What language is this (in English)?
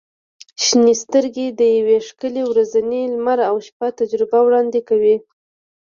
Pashto